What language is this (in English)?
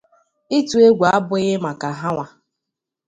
Igbo